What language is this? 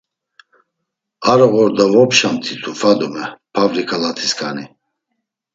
Laz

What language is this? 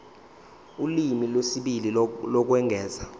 Zulu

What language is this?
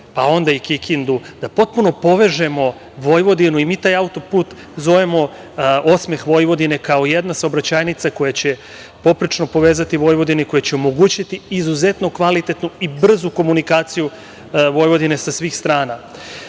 Serbian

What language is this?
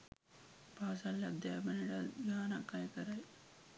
Sinhala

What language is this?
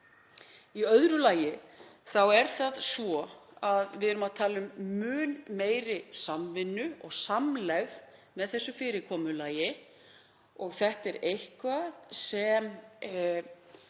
Icelandic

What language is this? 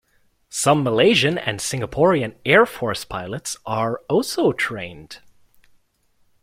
English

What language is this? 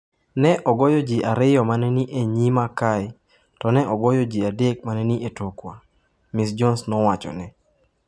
Luo (Kenya and Tanzania)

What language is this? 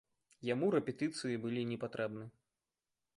Belarusian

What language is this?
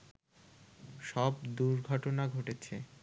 Bangla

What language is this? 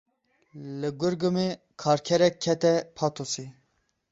Kurdish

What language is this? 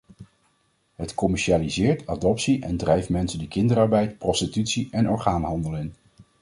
Dutch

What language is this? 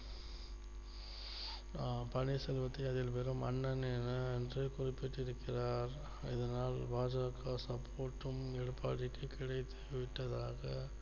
Tamil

